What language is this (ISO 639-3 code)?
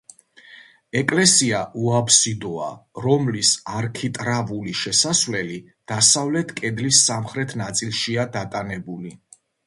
kat